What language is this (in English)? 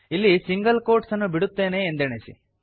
Kannada